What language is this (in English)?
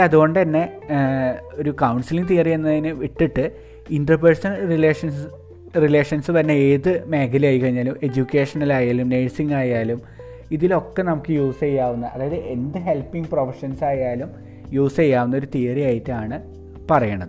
Malayalam